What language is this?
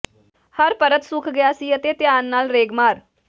Punjabi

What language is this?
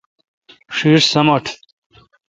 Kalkoti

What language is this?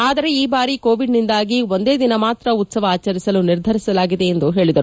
Kannada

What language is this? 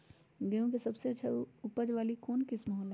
Magahi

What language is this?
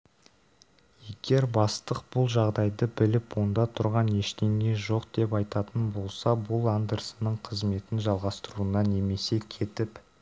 Kazakh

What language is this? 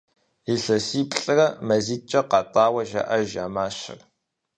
Kabardian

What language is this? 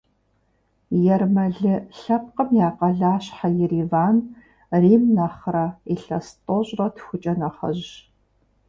Kabardian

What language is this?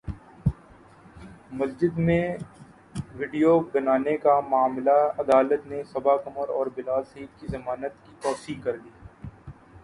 Urdu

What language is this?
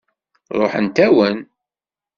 Kabyle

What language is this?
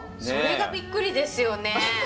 Japanese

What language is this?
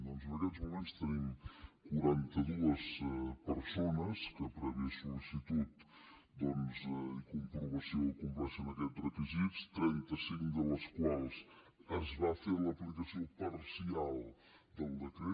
Catalan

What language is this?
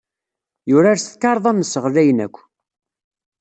Kabyle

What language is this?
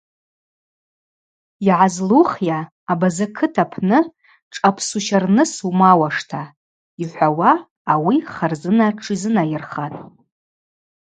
Abaza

